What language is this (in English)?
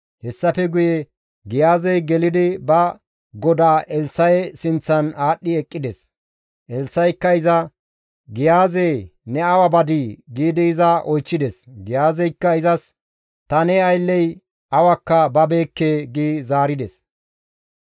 Gamo